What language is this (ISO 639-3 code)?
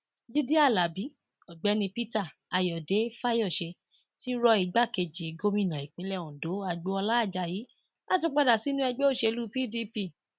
yor